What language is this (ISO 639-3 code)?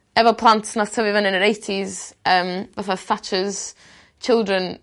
cym